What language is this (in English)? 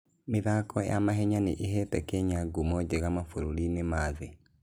Kikuyu